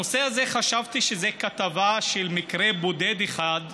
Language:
Hebrew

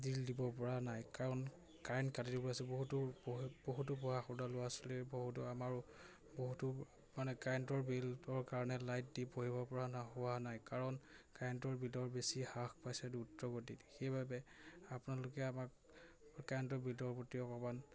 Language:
Assamese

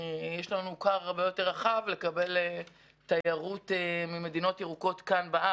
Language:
Hebrew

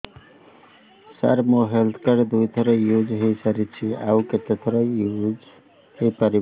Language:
Odia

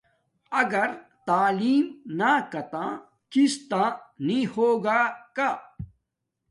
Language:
Domaaki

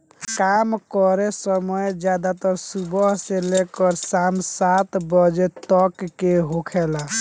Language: Bhojpuri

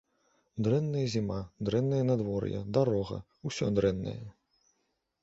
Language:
Belarusian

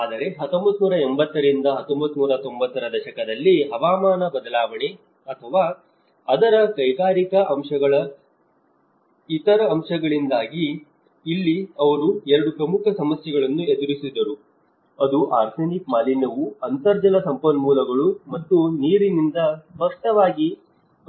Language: Kannada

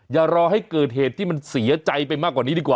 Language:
Thai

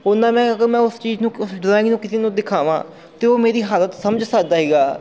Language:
Punjabi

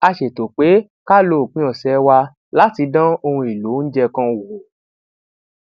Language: Yoruba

